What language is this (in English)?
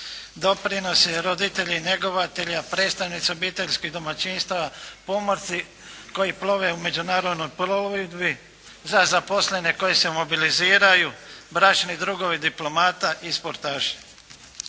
Croatian